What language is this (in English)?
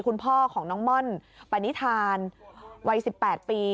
Thai